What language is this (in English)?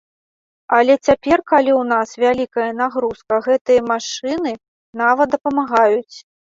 Belarusian